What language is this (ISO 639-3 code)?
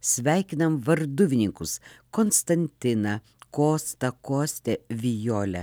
lit